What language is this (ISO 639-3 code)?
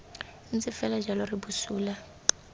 tsn